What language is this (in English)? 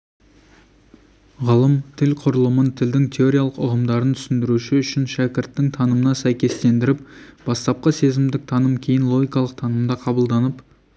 Kazakh